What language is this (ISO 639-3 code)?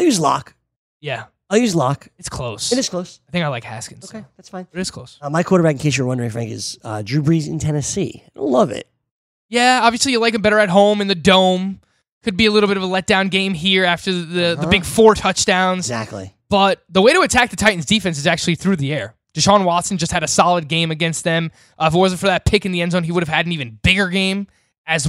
eng